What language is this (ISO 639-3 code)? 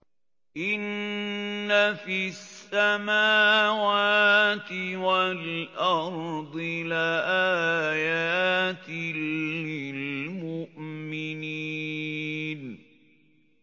ara